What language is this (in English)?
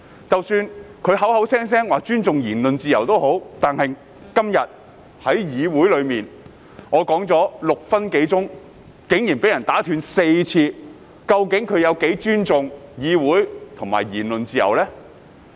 Cantonese